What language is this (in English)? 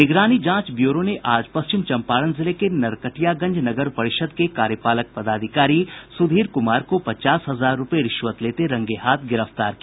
Hindi